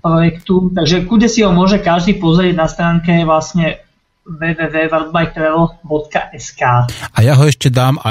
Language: Slovak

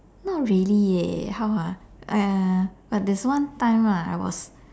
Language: English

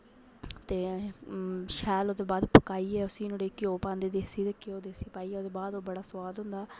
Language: Dogri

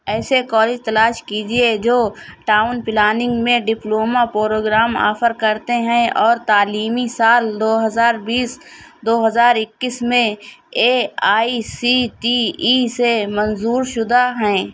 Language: Urdu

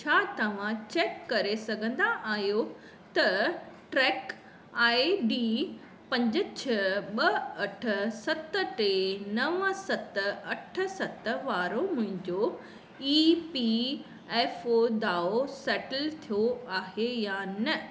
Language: Sindhi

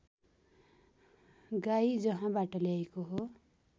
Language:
Nepali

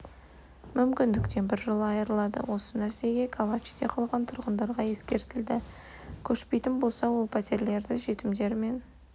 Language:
Kazakh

